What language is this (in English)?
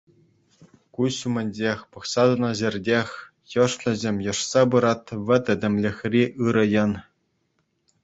Chuvash